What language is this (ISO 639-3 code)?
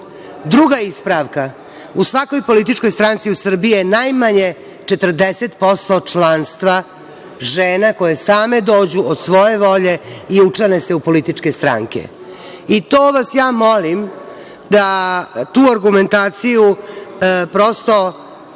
srp